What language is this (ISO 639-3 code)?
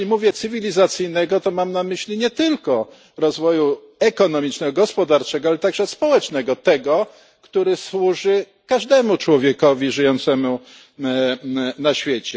pol